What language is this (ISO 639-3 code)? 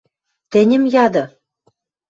mrj